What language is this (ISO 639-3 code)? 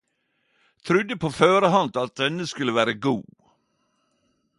nno